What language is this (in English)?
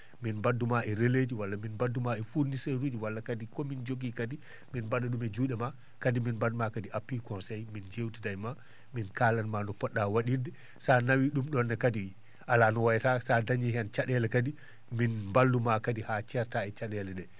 Fula